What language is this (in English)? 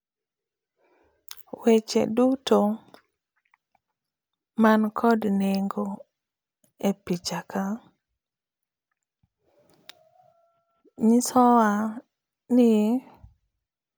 Luo (Kenya and Tanzania)